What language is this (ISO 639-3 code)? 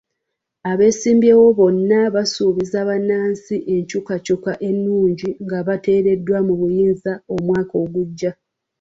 lug